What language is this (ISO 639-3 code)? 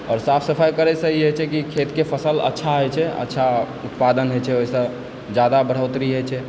mai